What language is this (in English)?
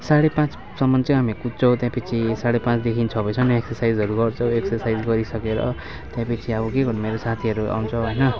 Nepali